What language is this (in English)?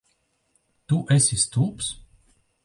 Latvian